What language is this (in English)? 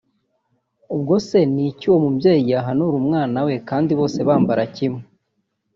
Kinyarwanda